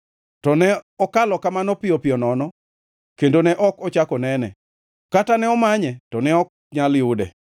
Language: Luo (Kenya and Tanzania)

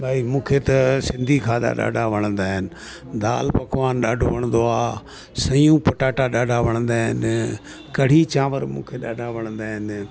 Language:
Sindhi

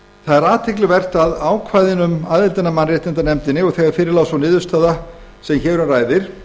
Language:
Icelandic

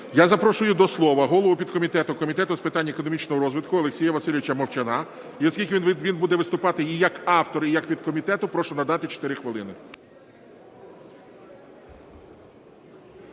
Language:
Ukrainian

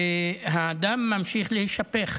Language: Hebrew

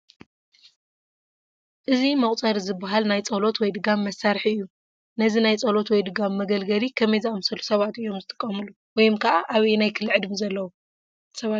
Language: Tigrinya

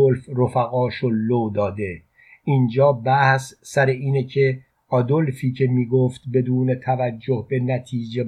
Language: Persian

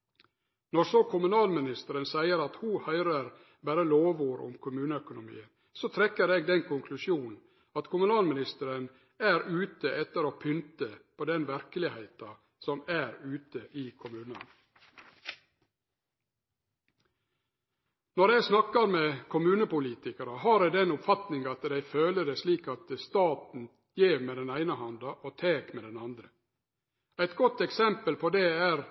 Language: Norwegian Nynorsk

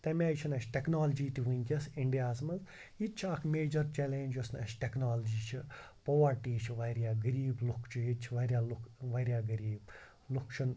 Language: Kashmiri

